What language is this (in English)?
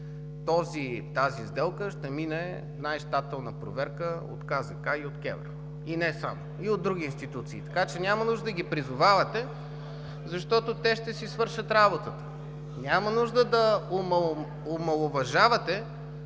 Bulgarian